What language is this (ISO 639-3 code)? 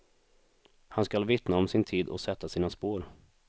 swe